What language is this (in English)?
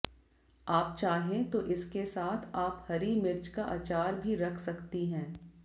Hindi